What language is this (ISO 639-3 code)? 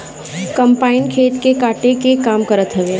bho